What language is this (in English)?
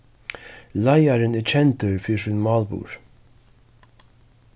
Faroese